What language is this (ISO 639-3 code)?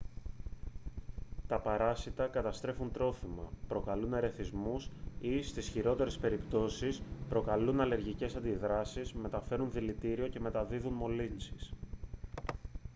ell